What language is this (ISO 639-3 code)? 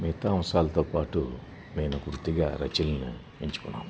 tel